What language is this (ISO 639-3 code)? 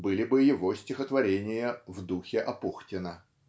rus